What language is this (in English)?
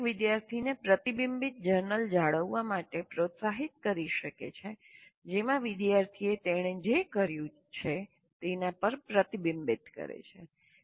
Gujarati